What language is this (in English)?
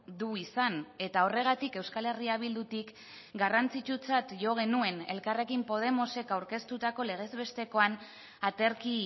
Basque